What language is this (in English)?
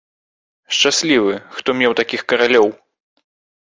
Belarusian